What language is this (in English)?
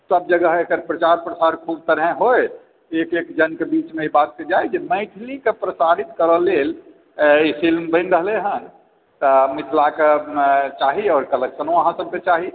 Maithili